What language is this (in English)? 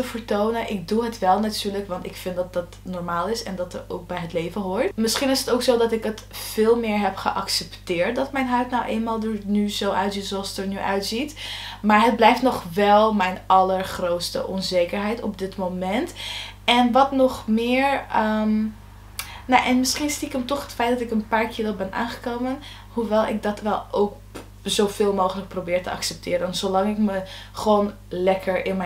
Dutch